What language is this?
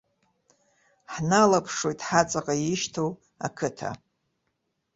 Abkhazian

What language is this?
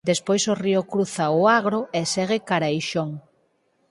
Galician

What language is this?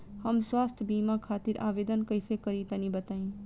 Bhojpuri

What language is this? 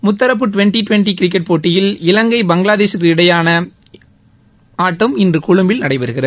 Tamil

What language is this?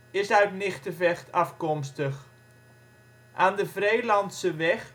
Dutch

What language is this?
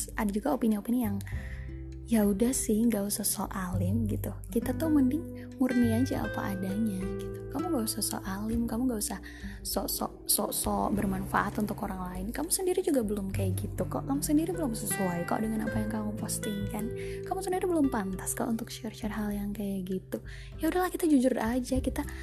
Indonesian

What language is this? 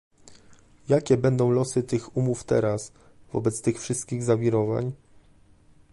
Polish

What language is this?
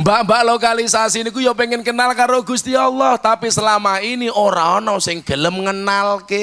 Indonesian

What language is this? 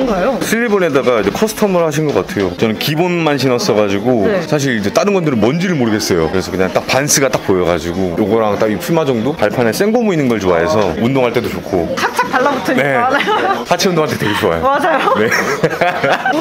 Korean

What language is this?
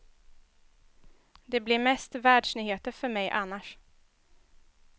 Swedish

